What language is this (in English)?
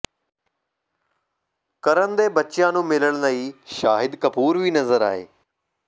Punjabi